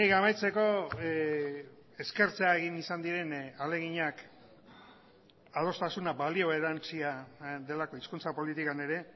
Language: Basque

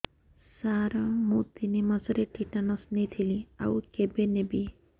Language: Odia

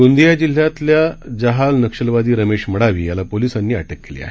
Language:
Marathi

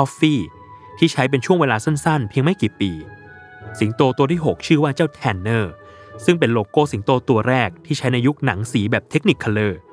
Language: Thai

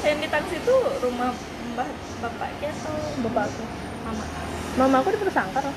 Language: Indonesian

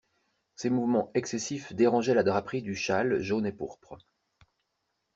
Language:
French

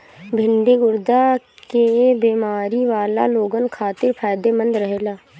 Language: Bhojpuri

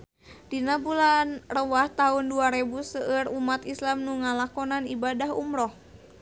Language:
Sundanese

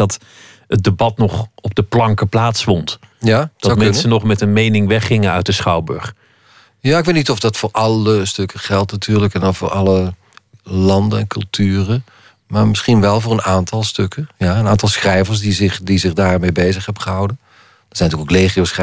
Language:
Dutch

